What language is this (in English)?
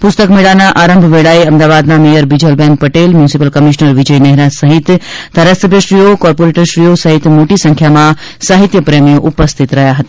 Gujarati